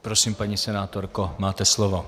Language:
Czech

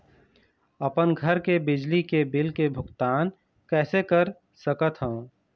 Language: Chhattisgarhi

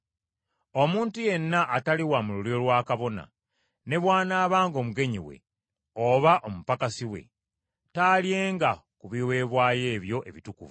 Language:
Ganda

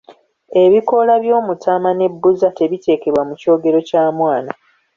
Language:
Ganda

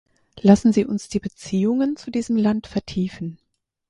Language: German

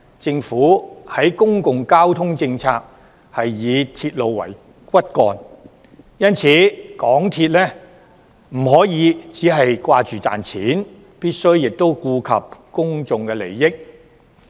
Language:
Cantonese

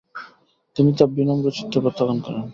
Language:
Bangla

